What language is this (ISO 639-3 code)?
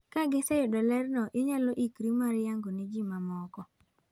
luo